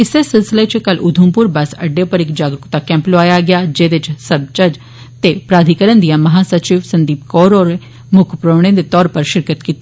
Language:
Dogri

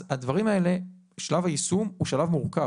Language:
Hebrew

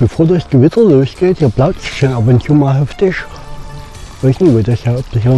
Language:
German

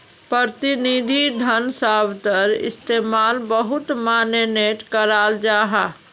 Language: Magahi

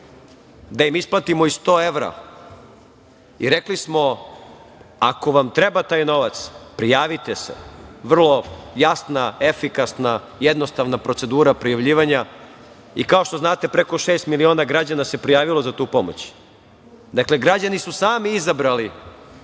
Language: Serbian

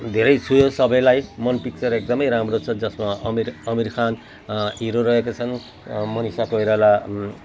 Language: Nepali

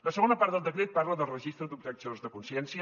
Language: Catalan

